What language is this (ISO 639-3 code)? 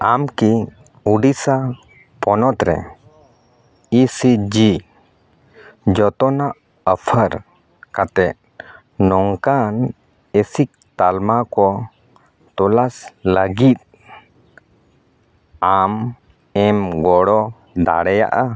sat